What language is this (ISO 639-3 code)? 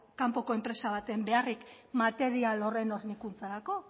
eus